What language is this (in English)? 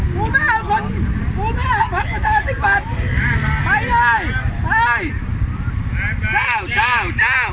Thai